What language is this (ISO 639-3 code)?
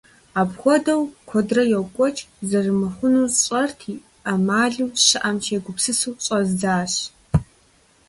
kbd